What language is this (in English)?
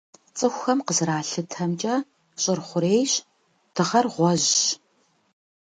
Kabardian